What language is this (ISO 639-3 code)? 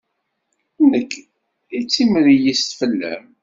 kab